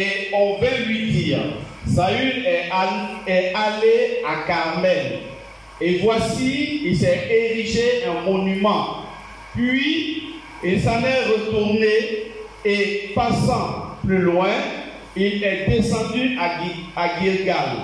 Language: French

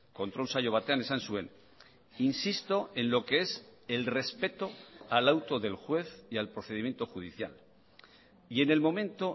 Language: Spanish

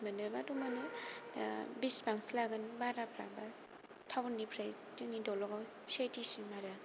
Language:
Bodo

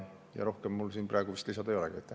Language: Estonian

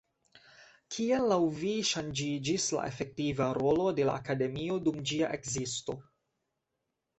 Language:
Esperanto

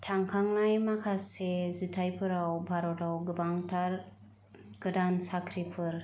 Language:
Bodo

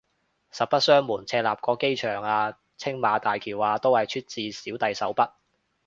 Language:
Cantonese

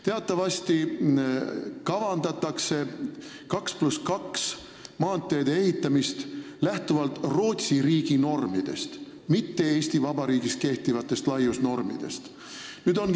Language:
Estonian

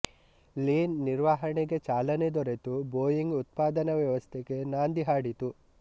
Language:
Kannada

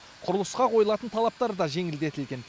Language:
Kazakh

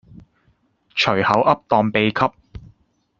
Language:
Cantonese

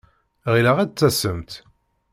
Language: Kabyle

